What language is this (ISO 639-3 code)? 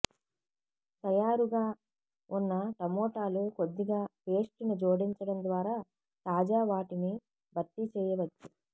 tel